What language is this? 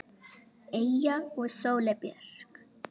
Icelandic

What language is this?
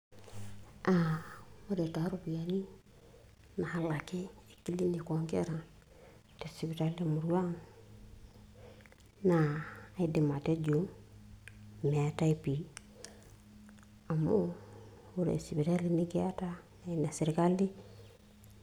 Masai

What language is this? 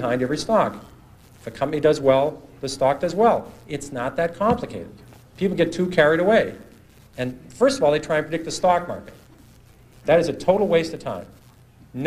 Czech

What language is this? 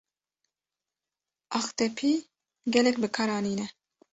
Kurdish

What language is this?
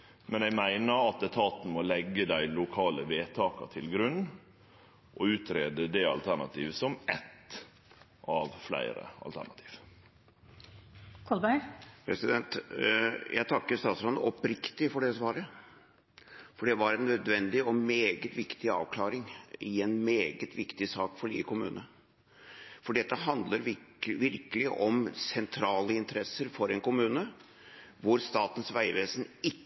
Norwegian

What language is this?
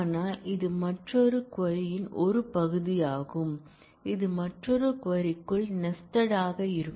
Tamil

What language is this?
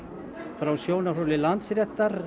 Icelandic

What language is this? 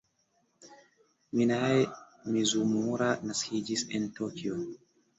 Esperanto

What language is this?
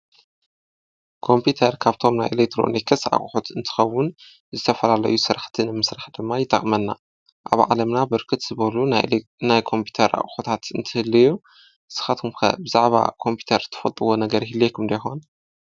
Tigrinya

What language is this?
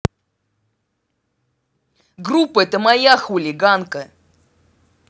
Russian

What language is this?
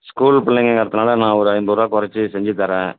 Tamil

